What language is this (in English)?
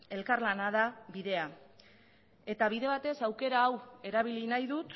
Basque